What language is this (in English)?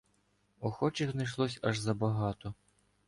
Ukrainian